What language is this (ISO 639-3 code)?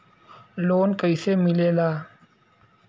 bho